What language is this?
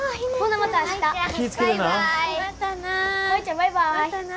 Japanese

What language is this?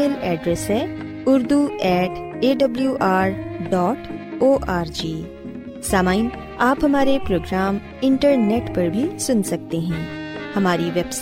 Urdu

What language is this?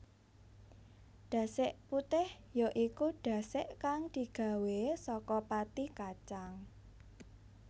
Javanese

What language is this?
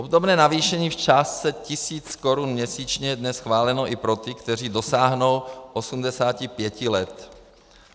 Czech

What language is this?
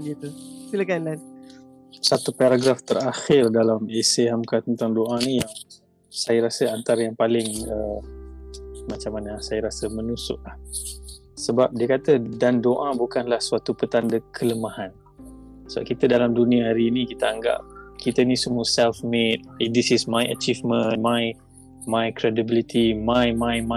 Malay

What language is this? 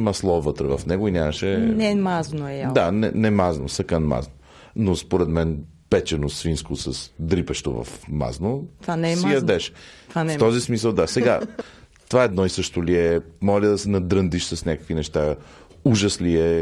Bulgarian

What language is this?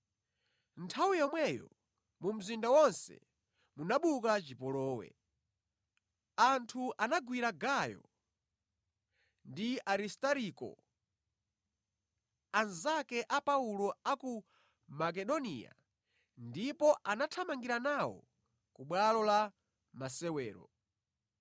Nyanja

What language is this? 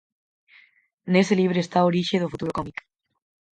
Galician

